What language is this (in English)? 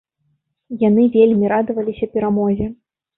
Belarusian